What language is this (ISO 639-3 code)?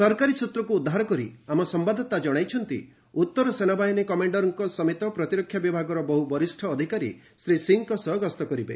ori